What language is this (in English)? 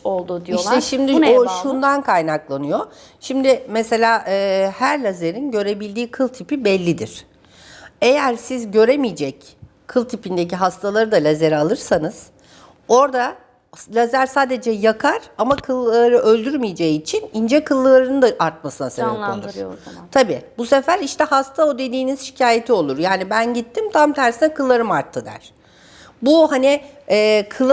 Turkish